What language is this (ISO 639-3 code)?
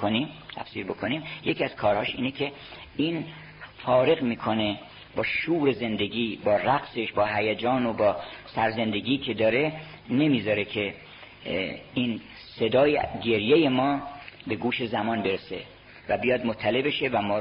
fas